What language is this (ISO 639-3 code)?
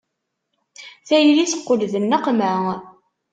kab